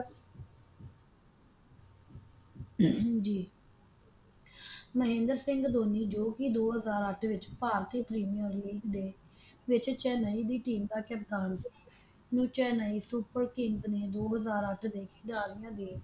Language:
Punjabi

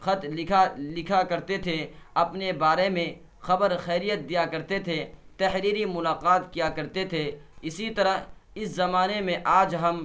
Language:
Urdu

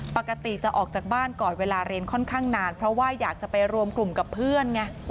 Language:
Thai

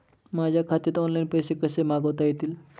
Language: Marathi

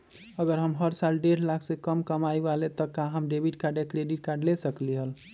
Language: Magahi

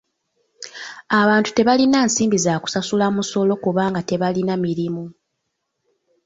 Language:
Ganda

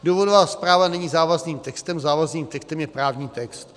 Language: Czech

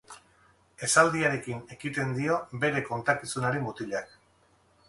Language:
Basque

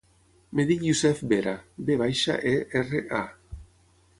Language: Catalan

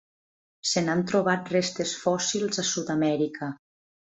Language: Catalan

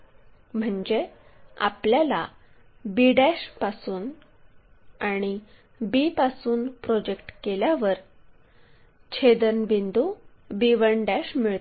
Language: Marathi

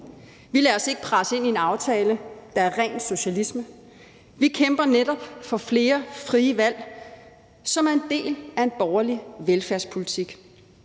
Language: Danish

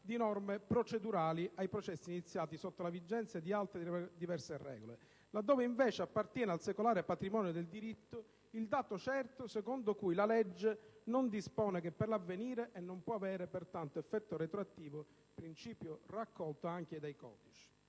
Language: Italian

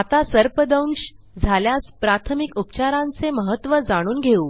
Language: Marathi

